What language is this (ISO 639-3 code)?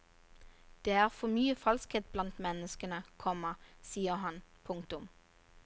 nor